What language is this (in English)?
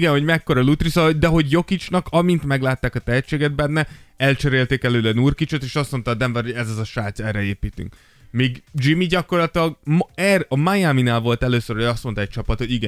Hungarian